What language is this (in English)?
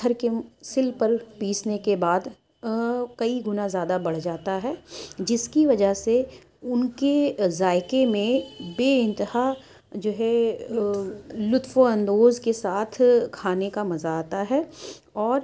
Urdu